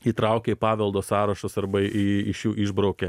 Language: Lithuanian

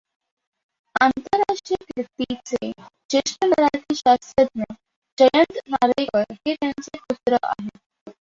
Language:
Marathi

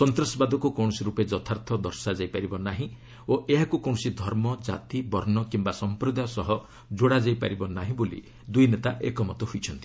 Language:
Odia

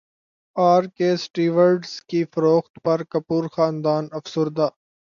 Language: Urdu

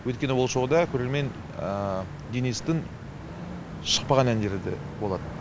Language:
Kazakh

